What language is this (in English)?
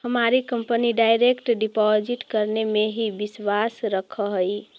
Magahi